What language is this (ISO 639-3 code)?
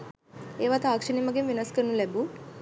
sin